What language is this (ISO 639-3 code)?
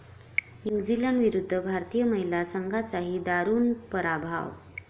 mar